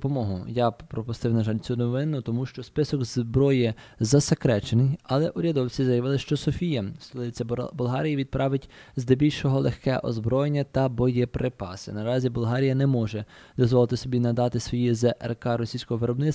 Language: Ukrainian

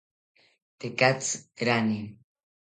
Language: South Ucayali Ashéninka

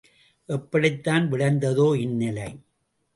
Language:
Tamil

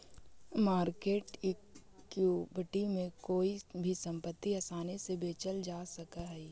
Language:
Magahi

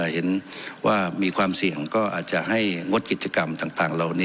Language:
Thai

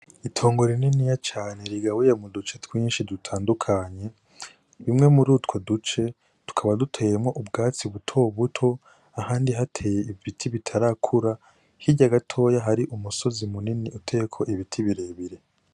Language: Rundi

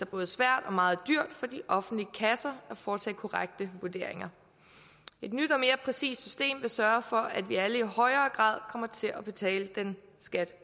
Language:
Danish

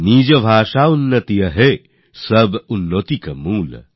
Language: Bangla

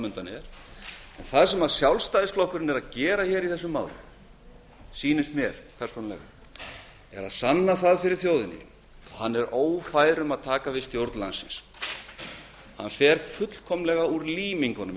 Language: Icelandic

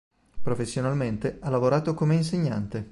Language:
Italian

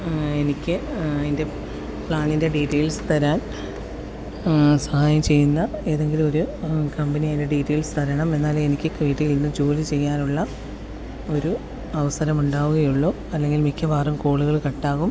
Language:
Malayalam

